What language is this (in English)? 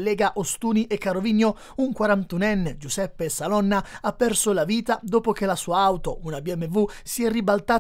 Italian